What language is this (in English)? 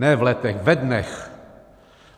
Czech